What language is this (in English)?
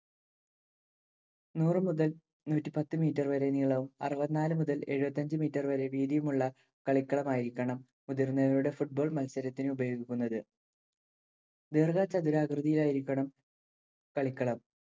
Malayalam